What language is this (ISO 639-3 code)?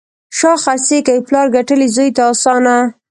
pus